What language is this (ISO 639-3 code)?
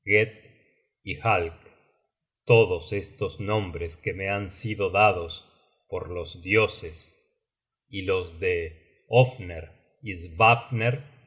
spa